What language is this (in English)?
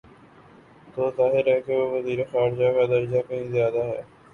Urdu